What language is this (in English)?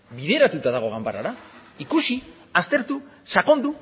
Basque